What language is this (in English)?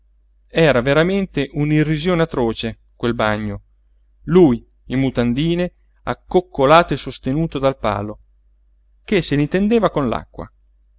Italian